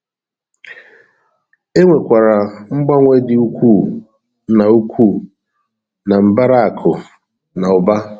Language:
Igbo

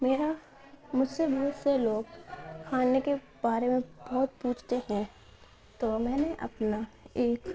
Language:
Urdu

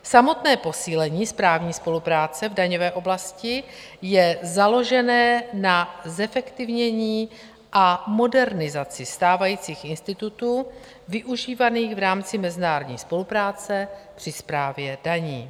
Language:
Czech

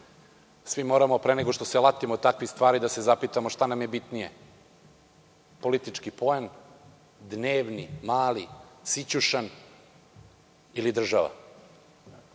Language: Serbian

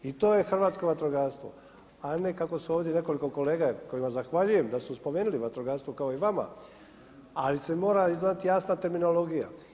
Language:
Croatian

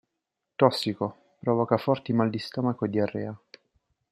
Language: Italian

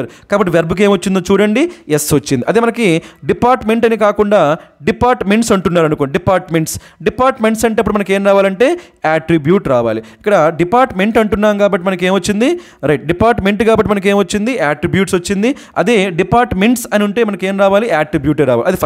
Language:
Telugu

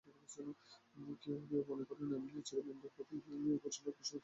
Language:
Bangla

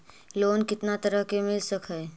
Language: Magahi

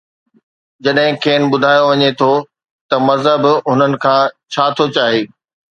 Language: Sindhi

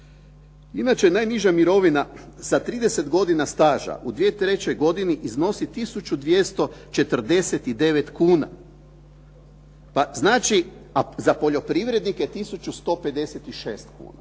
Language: Croatian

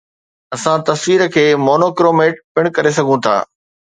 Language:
Sindhi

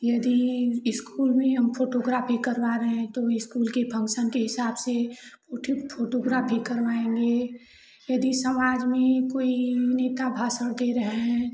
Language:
Hindi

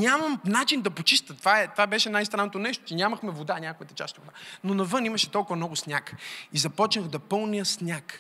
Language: Bulgarian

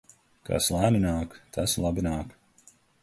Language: Latvian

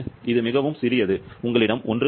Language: Tamil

